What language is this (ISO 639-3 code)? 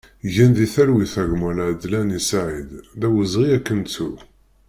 kab